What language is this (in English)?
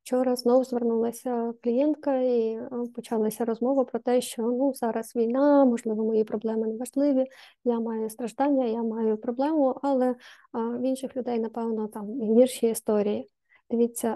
Ukrainian